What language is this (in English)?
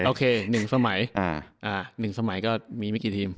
Thai